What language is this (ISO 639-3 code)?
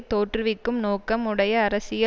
tam